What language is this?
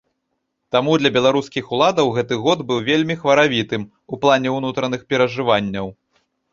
Belarusian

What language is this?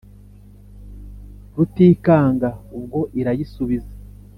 Kinyarwanda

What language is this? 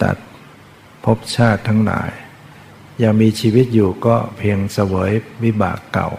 Thai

